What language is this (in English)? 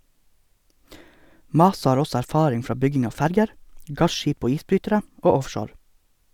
Norwegian